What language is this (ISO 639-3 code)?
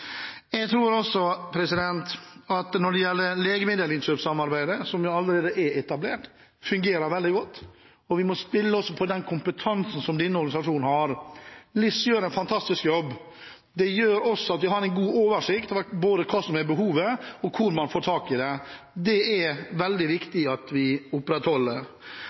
nob